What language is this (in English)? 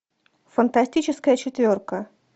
Russian